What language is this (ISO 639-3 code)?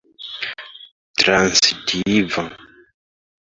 epo